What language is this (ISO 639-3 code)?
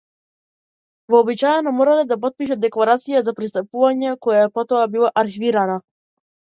mkd